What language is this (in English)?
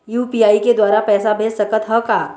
Chhattisgarhi